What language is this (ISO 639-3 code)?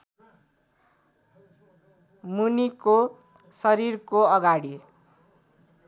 nep